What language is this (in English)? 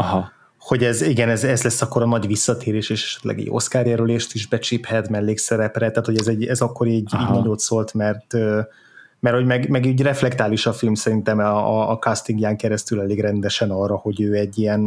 Hungarian